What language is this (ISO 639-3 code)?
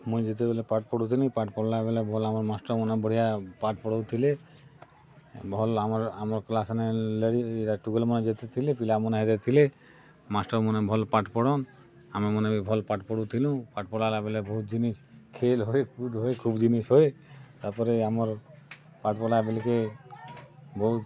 ori